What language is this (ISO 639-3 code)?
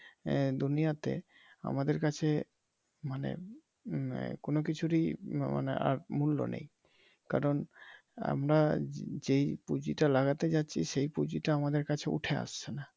ben